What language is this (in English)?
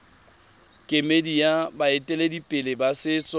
Tswana